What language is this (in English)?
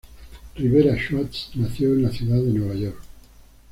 Spanish